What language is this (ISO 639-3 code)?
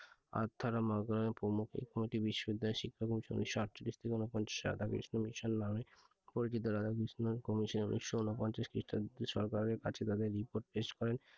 ben